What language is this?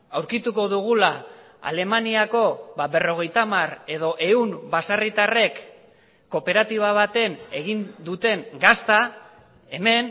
Basque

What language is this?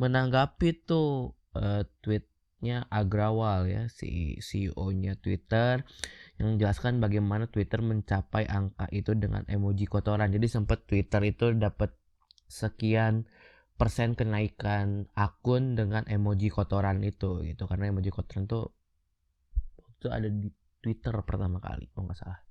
Indonesian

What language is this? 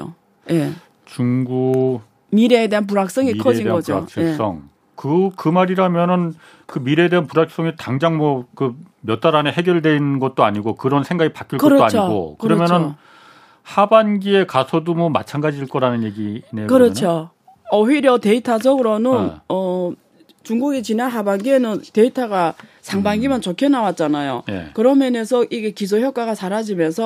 Korean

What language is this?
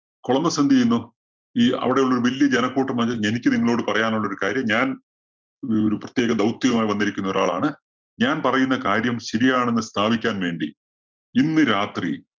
Malayalam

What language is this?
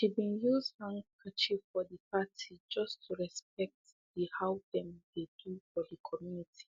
Nigerian Pidgin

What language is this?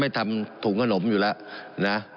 Thai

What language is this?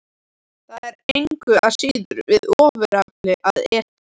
Icelandic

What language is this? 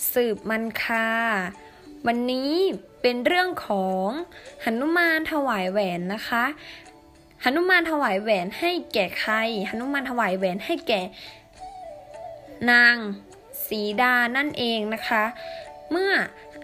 Thai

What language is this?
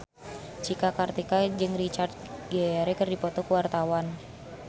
Sundanese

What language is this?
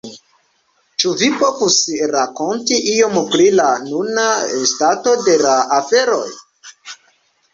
Esperanto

